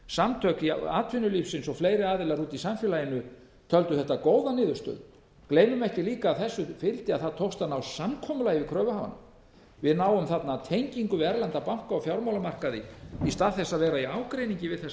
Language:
Icelandic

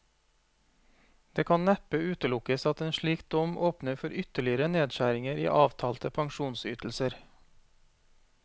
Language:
Norwegian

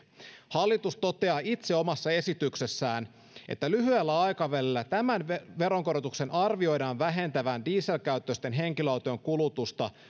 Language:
Finnish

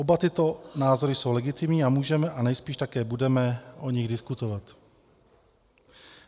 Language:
Czech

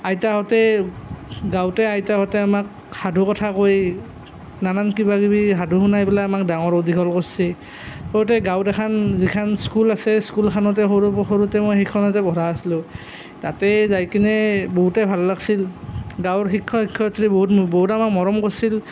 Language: Assamese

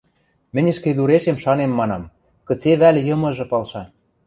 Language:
Western Mari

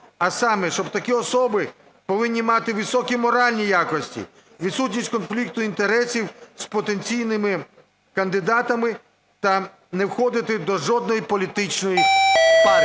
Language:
Ukrainian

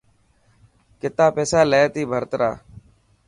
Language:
Dhatki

